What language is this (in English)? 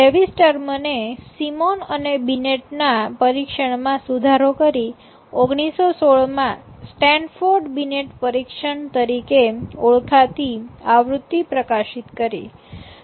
Gujarati